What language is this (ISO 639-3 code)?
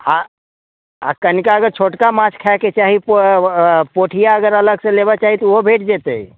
mai